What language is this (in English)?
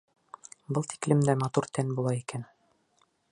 Bashkir